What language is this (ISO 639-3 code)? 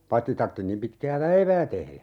fin